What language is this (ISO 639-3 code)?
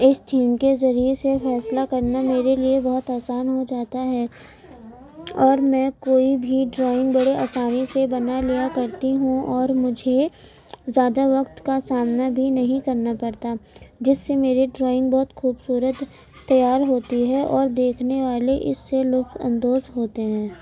urd